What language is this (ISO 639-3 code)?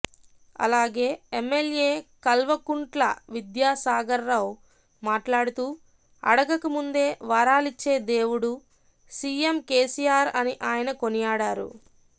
tel